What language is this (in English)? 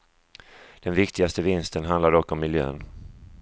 Swedish